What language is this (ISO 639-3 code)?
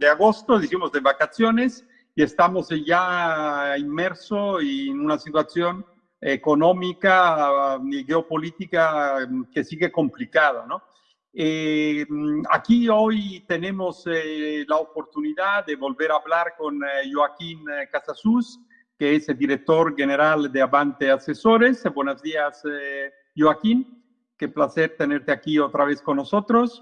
spa